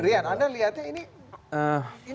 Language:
Indonesian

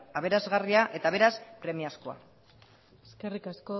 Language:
Basque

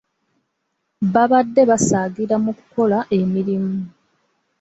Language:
Ganda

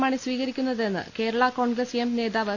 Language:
Malayalam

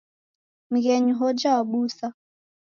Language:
Taita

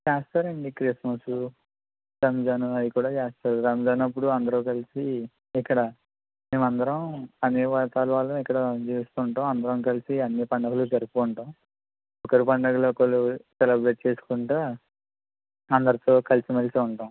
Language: Telugu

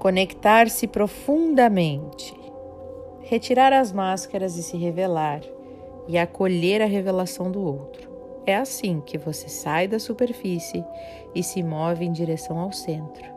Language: Portuguese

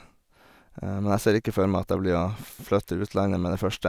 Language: Norwegian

